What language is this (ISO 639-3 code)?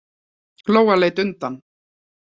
isl